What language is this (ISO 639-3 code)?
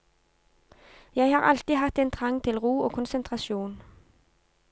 nor